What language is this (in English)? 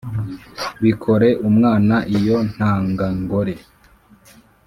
Kinyarwanda